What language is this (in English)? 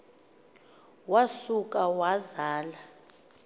Xhosa